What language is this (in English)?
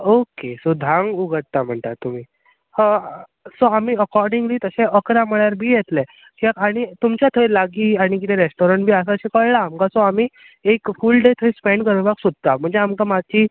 Konkani